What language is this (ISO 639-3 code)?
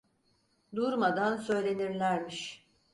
tur